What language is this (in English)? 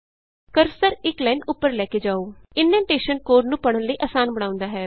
Punjabi